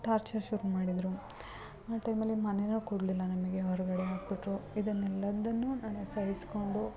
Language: Kannada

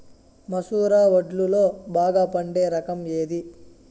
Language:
Telugu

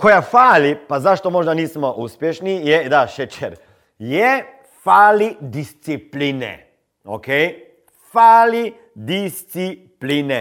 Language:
Croatian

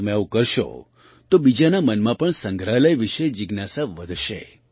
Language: Gujarati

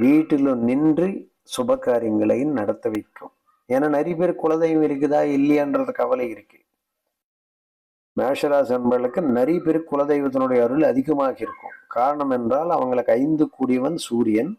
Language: Hindi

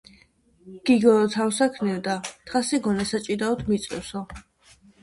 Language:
Georgian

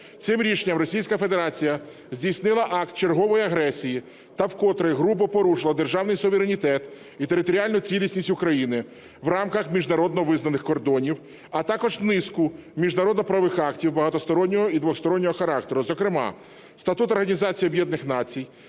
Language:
Ukrainian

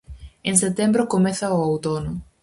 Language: Galician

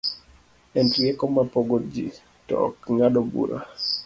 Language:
Luo (Kenya and Tanzania)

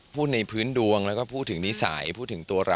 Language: Thai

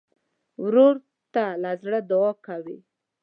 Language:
Pashto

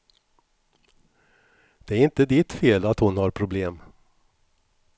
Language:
Swedish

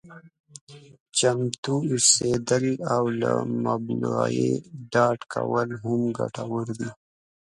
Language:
Pashto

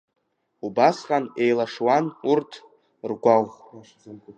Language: Abkhazian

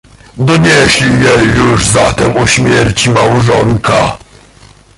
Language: Polish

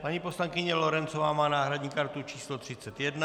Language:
Czech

